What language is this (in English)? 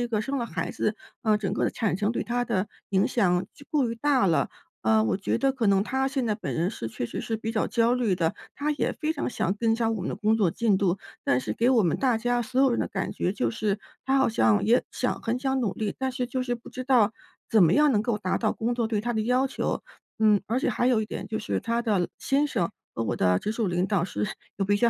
Chinese